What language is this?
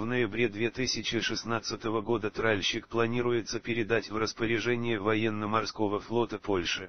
Russian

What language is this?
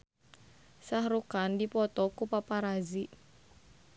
Sundanese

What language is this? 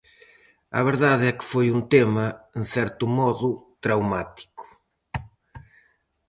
Galician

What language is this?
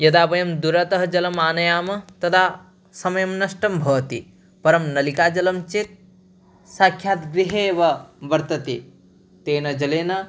Sanskrit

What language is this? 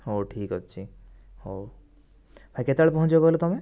Odia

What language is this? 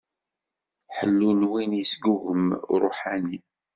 Kabyle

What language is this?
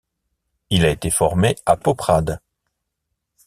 French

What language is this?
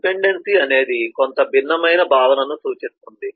Telugu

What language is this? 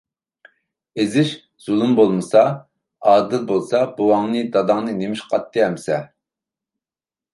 Uyghur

